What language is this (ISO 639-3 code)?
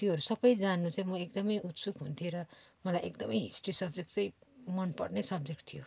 nep